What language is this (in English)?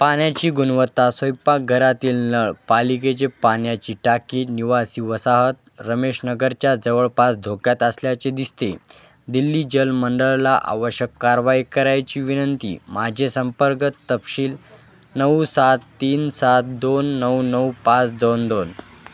Marathi